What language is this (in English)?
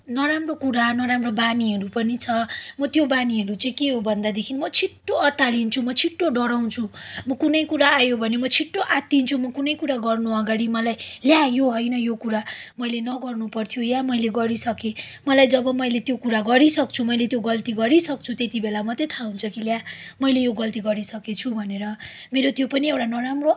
Nepali